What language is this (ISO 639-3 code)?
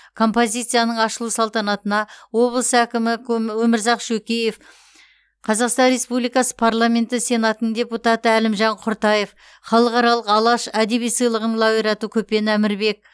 kaz